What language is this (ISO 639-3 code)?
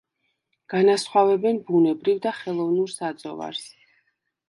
kat